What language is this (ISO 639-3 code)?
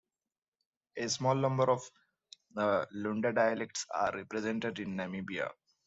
eng